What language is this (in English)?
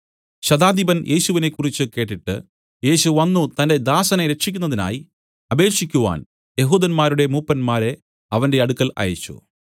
Malayalam